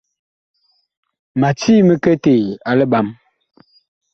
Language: Bakoko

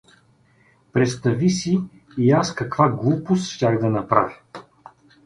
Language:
Bulgarian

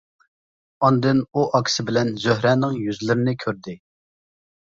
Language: Uyghur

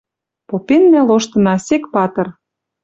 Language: Western Mari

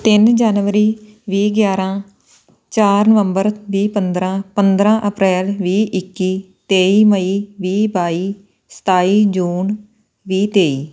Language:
Punjabi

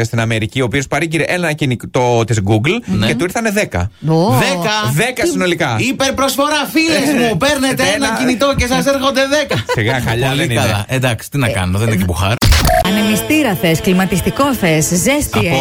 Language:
Greek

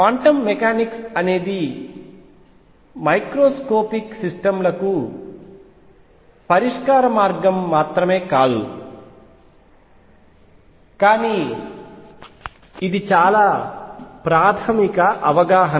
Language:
Telugu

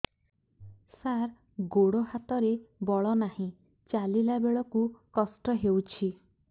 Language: Odia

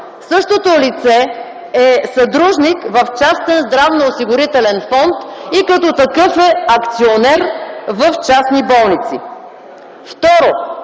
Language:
Bulgarian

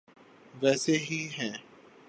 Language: Urdu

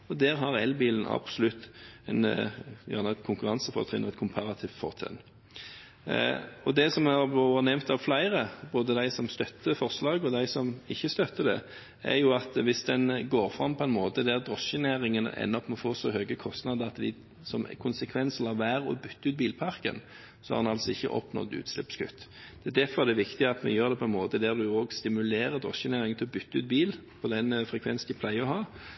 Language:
Norwegian Bokmål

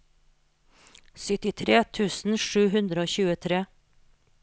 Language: Norwegian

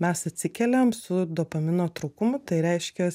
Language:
Lithuanian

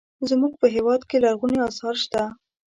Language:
Pashto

